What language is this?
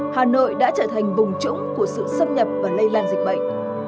Vietnamese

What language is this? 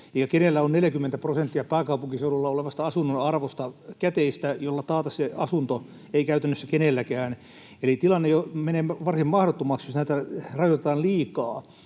Finnish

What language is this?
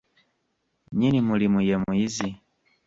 Ganda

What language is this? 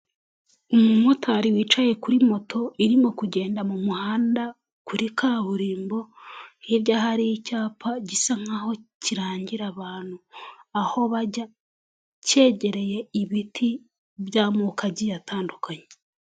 Kinyarwanda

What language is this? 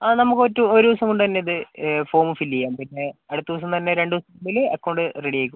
Malayalam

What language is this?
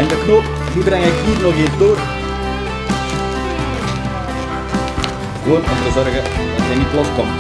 Dutch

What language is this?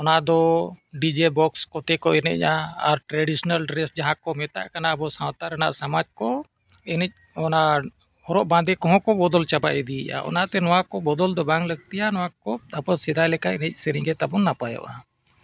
Santali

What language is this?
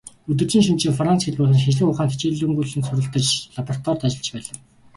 Mongolian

